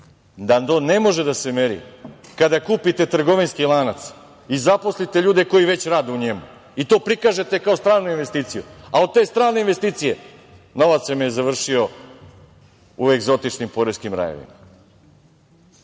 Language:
Serbian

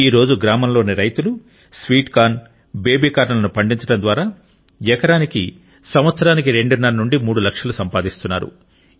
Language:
Telugu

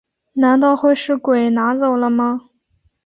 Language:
Chinese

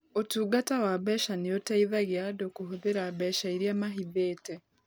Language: Kikuyu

